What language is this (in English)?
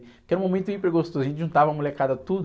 Portuguese